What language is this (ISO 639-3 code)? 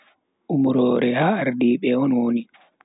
fui